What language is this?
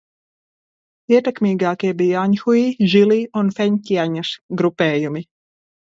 Latvian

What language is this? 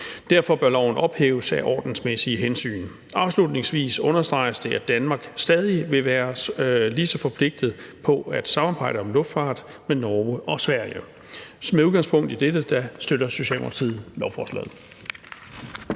Danish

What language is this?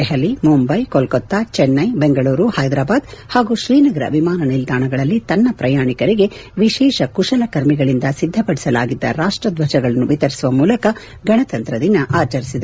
Kannada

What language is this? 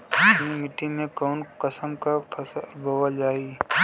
Bhojpuri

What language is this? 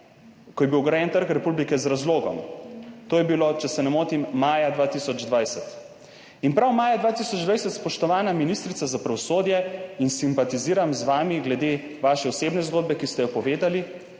Slovenian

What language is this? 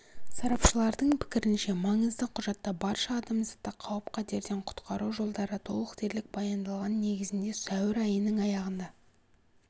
Kazakh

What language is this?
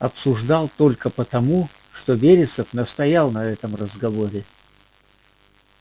Russian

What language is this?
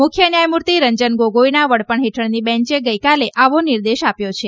Gujarati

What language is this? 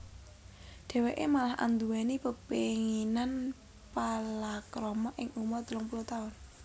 Javanese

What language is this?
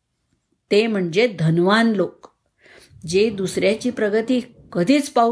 Marathi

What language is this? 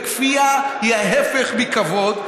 Hebrew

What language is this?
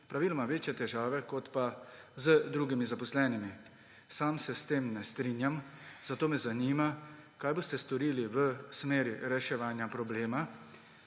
Slovenian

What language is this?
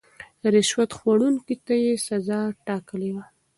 Pashto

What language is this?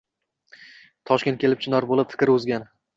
Uzbek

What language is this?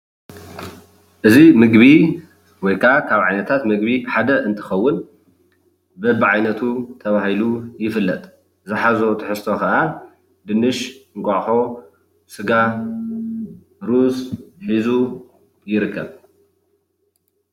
Tigrinya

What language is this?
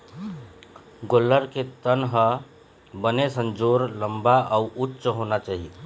Chhattisgarhi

